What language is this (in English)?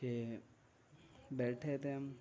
Urdu